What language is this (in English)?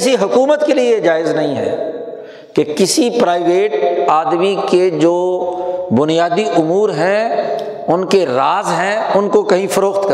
Urdu